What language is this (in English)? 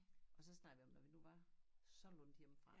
Danish